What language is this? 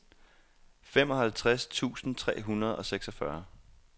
Danish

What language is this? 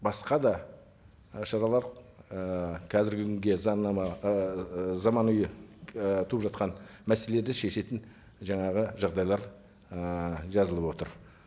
Kazakh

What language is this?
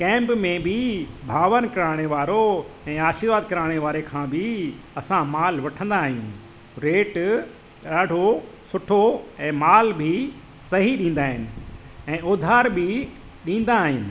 Sindhi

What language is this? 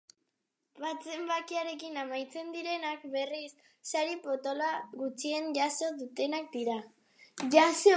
Basque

